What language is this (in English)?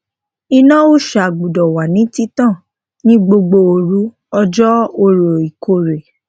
Yoruba